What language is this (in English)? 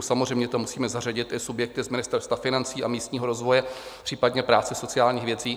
Czech